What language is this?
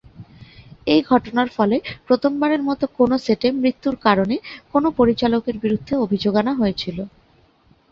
Bangla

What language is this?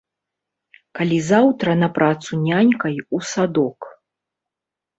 Belarusian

